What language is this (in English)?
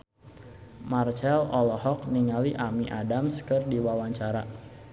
Sundanese